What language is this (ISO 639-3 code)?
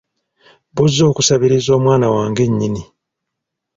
lug